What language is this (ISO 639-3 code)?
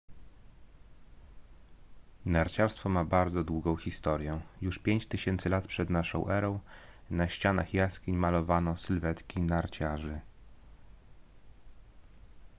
pol